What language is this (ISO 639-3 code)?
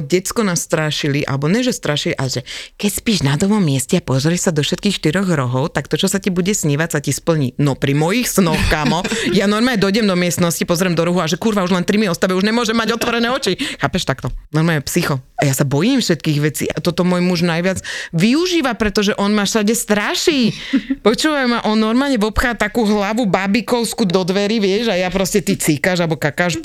slk